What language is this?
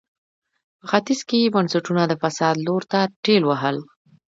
Pashto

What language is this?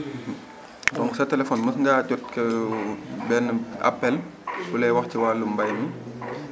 Wolof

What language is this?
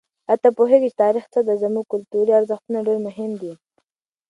Pashto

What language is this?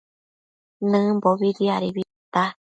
Matsés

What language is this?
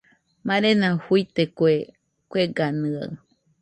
Nüpode Huitoto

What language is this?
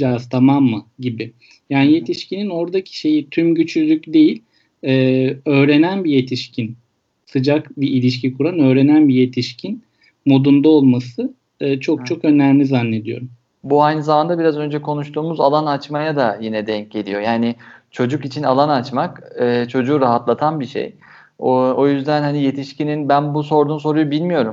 Turkish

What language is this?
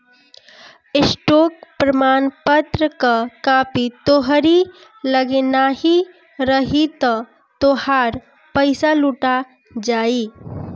Bhojpuri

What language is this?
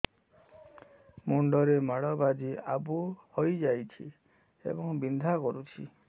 Odia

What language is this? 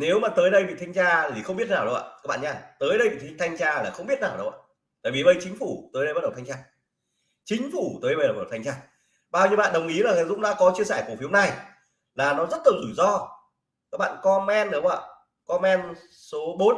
Vietnamese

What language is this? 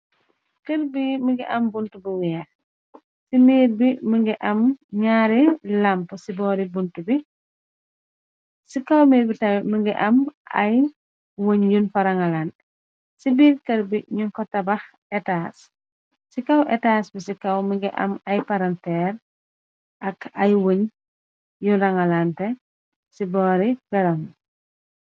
Wolof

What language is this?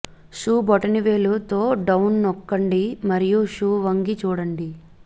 Telugu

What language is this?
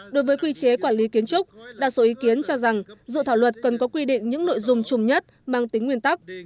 Vietnamese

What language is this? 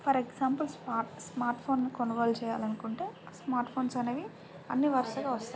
Telugu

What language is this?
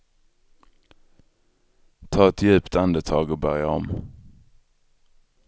Swedish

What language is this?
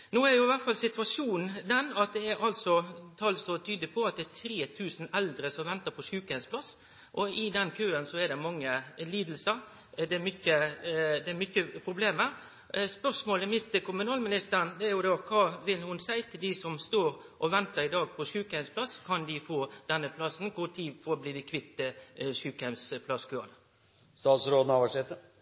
Norwegian Nynorsk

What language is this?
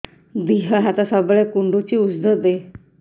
Odia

